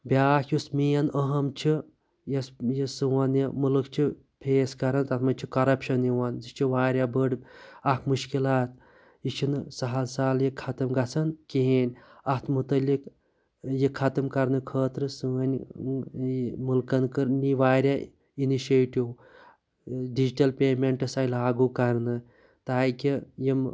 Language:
Kashmiri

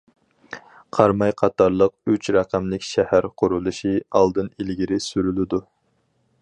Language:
Uyghur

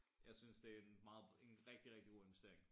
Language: Danish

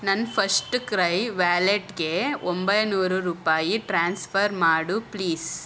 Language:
Kannada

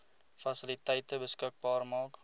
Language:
Afrikaans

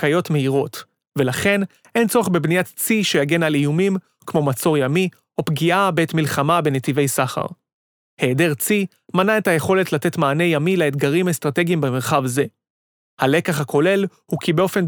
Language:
Hebrew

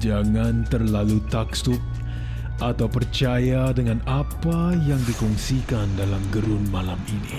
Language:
Malay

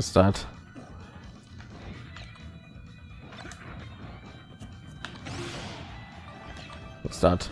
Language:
German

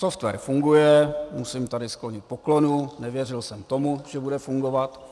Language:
Czech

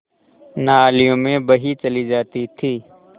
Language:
Hindi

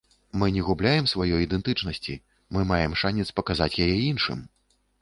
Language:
Belarusian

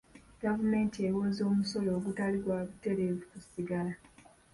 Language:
Ganda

